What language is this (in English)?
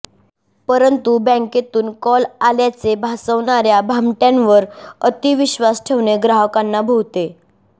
Marathi